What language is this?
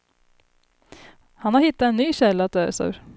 Swedish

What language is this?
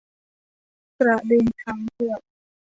Thai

